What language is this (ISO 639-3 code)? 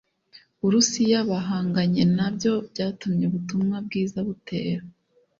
kin